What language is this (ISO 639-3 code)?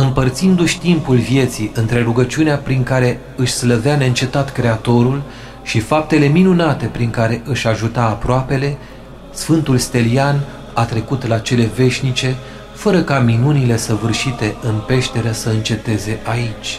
ron